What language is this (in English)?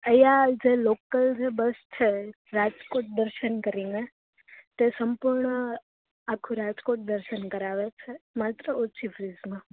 Gujarati